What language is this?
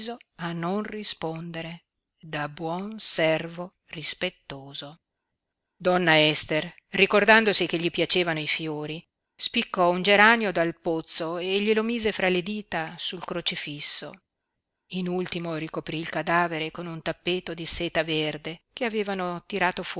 Italian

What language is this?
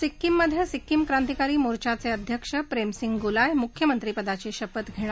Marathi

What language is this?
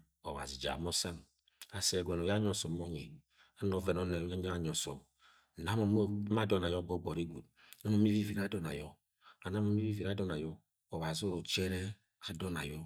Agwagwune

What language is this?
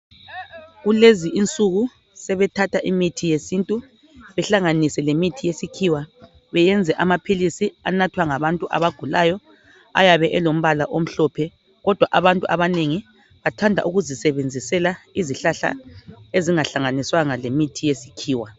North Ndebele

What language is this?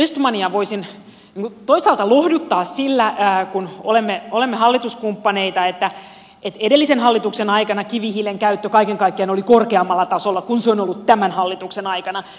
Finnish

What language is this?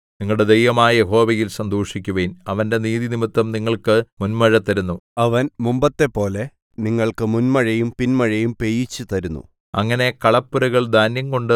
Malayalam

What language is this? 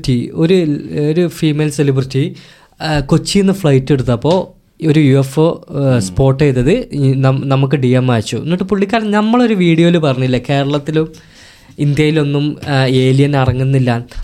Malayalam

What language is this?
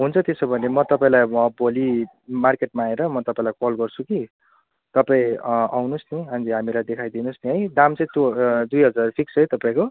Nepali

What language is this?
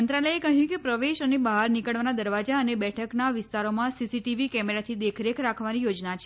Gujarati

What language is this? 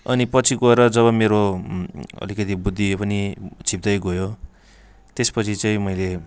Nepali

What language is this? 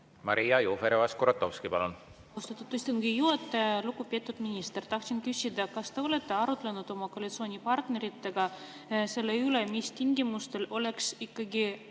Estonian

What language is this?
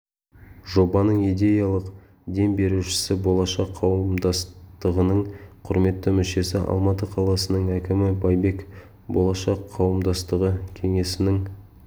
Kazakh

